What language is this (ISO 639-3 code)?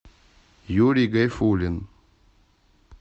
rus